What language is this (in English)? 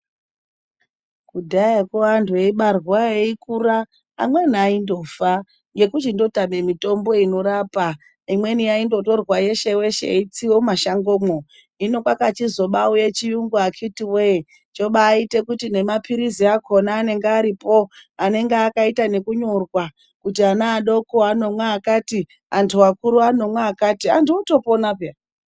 Ndau